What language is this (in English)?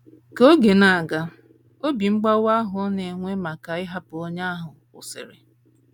Igbo